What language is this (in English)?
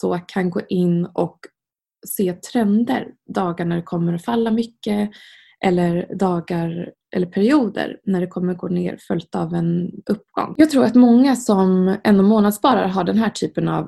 Swedish